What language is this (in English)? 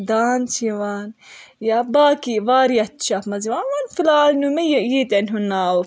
Kashmiri